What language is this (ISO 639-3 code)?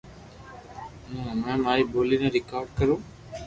lrk